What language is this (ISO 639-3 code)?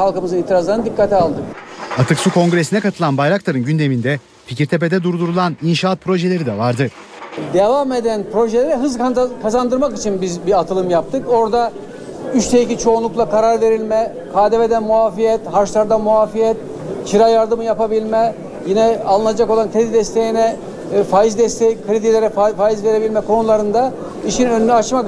tur